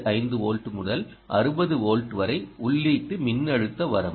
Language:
Tamil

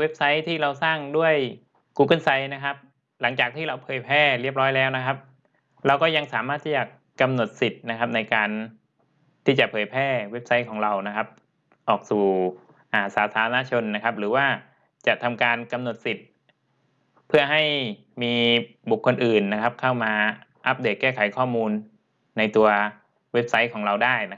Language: Thai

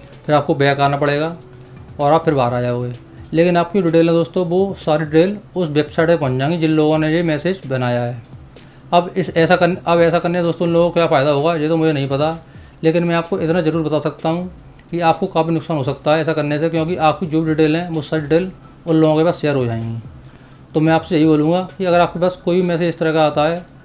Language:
Hindi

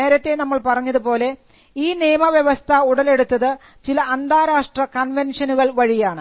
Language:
Malayalam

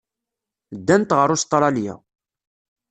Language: Kabyle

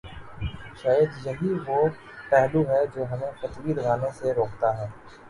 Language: Urdu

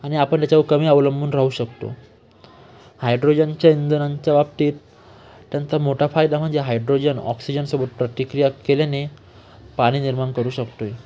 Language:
Marathi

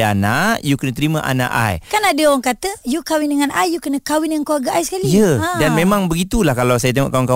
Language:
Malay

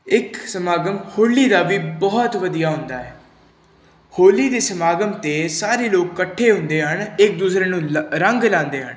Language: Punjabi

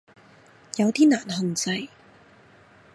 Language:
Cantonese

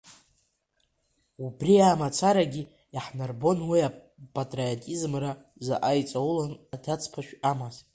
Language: Abkhazian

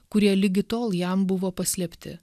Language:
Lithuanian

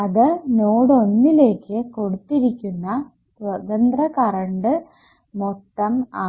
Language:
Malayalam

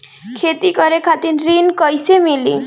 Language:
Bhojpuri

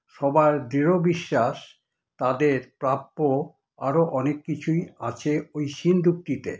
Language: Bangla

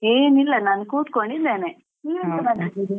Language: Kannada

